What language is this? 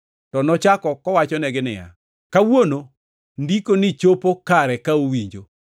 Luo (Kenya and Tanzania)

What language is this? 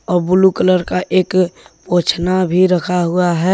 Hindi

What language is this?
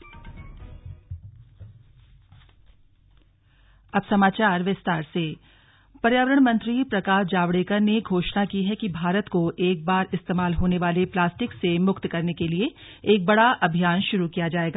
Hindi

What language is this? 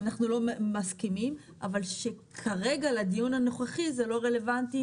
Hebrew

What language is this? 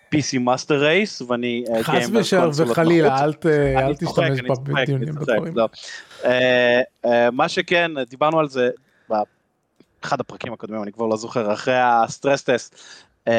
Hebrew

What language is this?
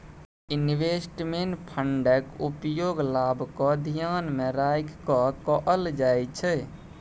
Maithili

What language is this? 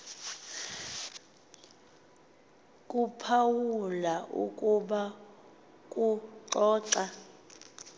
Xhosa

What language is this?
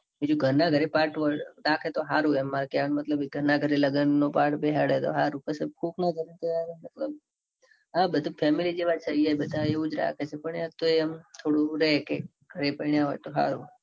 Gujarati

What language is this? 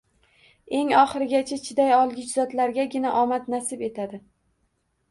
Uzbek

